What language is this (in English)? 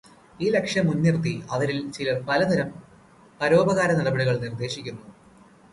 Malayalam